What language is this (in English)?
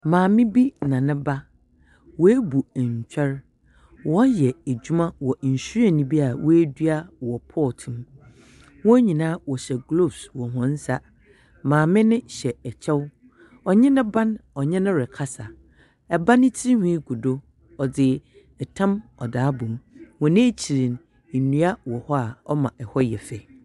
Akan